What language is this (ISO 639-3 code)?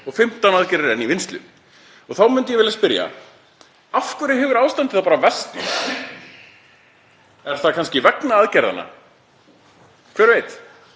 isl